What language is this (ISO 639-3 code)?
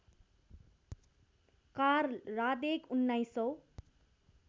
nep